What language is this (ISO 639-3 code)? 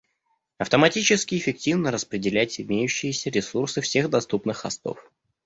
rus